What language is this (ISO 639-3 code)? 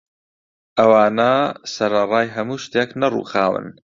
ckb